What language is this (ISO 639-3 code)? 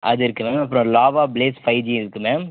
tam